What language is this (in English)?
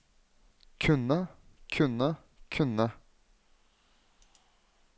Norwegian